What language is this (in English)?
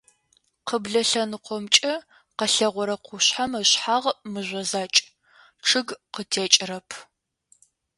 Adyghe